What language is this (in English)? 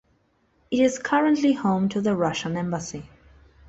English